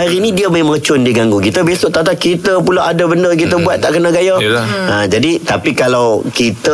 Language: Malay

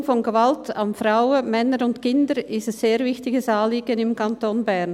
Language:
Swiss German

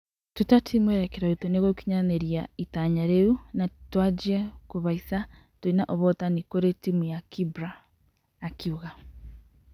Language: Kikuyu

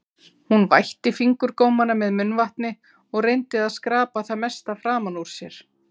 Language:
Icelandic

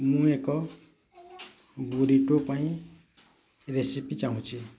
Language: Odia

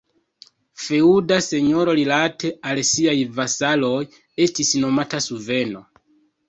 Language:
Esperanto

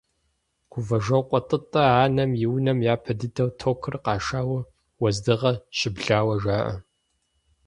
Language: Kabardian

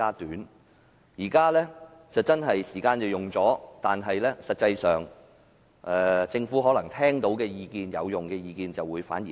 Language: Cantonese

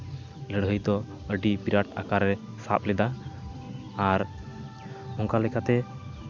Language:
Santali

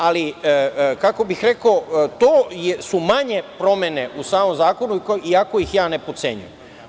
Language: Serbian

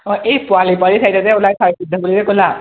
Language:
Assamese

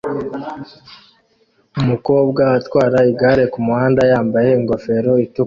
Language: Kinyarwanda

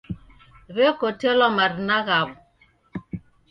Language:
Taita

